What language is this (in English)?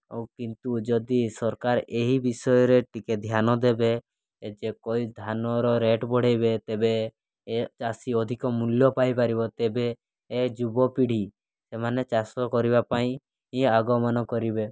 Odia